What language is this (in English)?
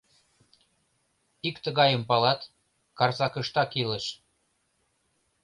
Mari